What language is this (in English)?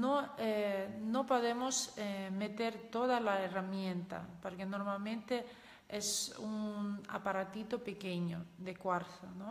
Spanish